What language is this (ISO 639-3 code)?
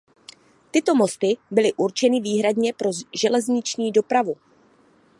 ces